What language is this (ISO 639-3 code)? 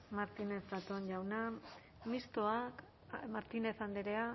eus